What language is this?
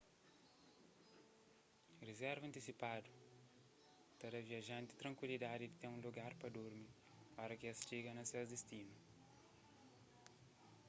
Kabuverdianu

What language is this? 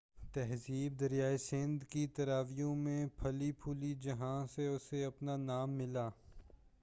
Urdu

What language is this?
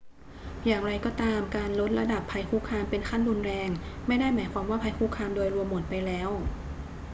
Thai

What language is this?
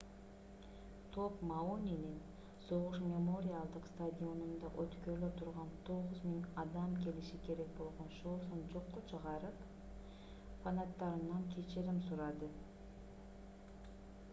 Kyrgyz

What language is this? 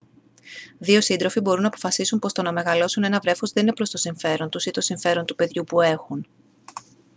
Greek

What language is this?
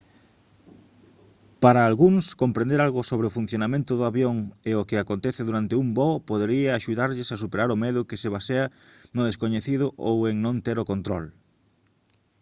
Galician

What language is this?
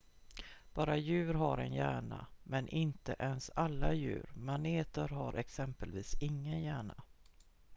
Swedish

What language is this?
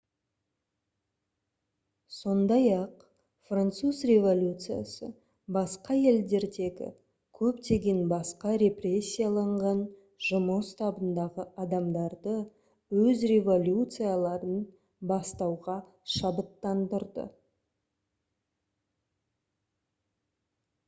Kazakh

